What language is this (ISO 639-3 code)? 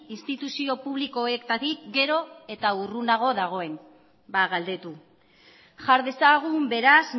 eus